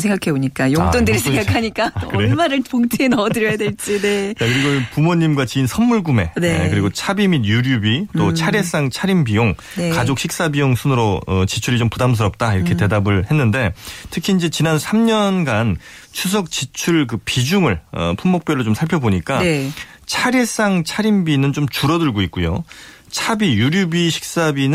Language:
Korean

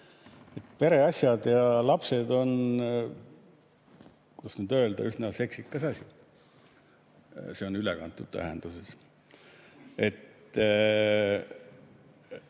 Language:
Estonian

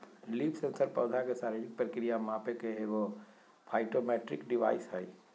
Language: Magahi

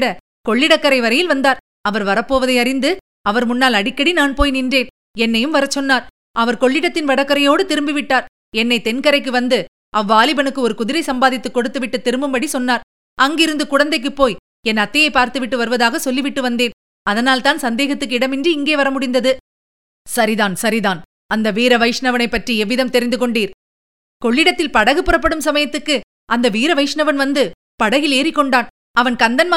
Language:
Tamil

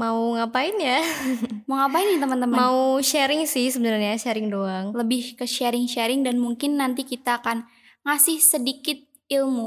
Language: Indonesian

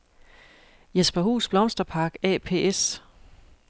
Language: Danish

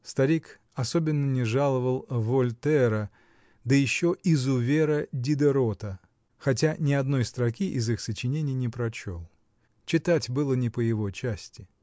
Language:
Russian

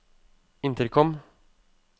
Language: Norwegian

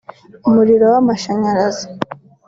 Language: Kinyarwanda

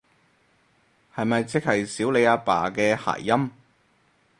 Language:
Cantonese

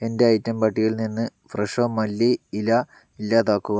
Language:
Malayalam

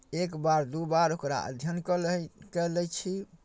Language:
Maithili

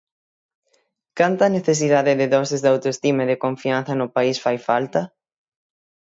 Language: Galician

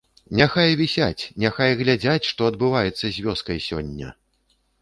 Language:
Belarusian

